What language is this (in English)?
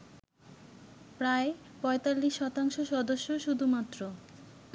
Bangla